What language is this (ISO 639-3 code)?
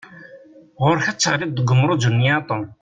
kab